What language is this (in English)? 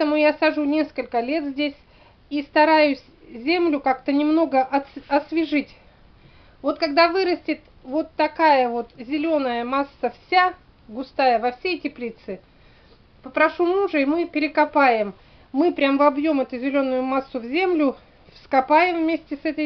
Russian